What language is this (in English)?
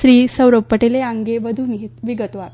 Gujarati